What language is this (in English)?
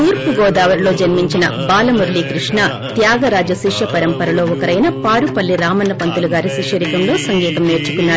Telugu